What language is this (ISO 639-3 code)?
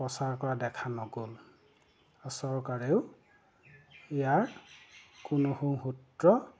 asm